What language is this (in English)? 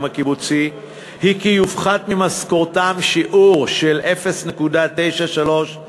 Hebrew